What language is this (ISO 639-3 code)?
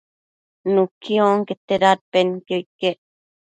mcf